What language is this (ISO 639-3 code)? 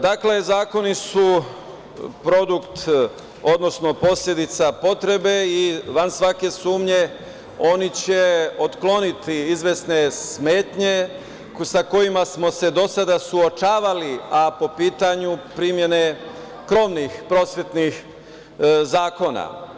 srp